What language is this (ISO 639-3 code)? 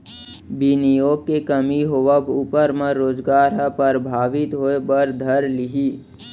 hne